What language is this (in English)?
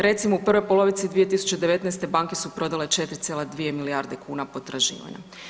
Croatian